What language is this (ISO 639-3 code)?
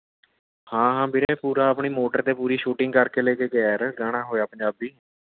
pan